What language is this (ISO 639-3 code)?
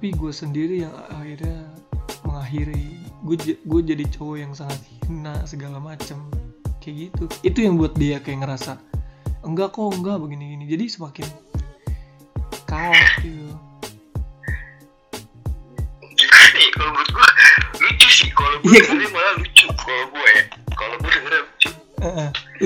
ind